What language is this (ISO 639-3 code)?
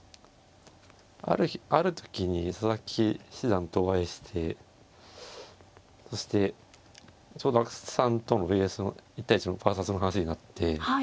jpn